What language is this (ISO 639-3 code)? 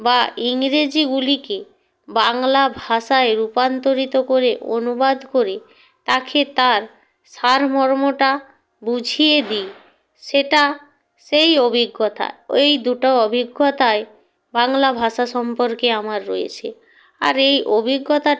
ben